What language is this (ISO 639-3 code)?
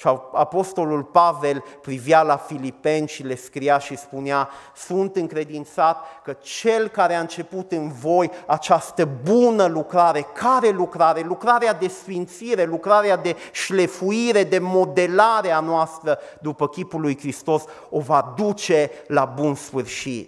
ron